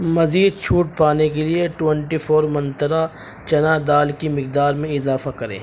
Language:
Urdu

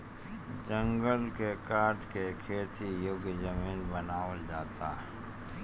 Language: Bhojpuri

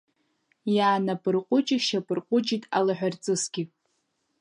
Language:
Abkhazian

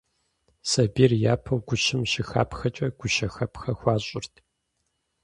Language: Kabardian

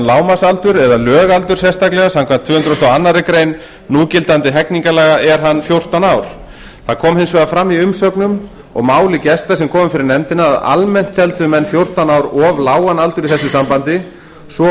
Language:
Icelandic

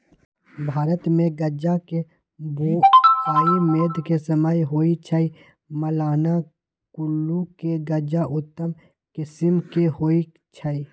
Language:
Magahi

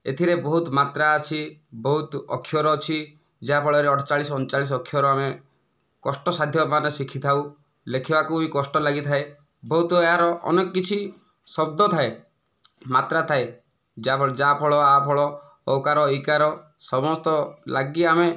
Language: Odia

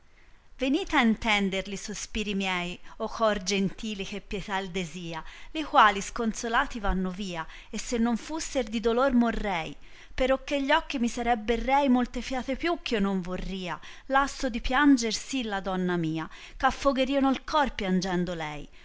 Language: Italian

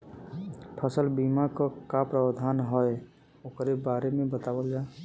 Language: Bhojpuri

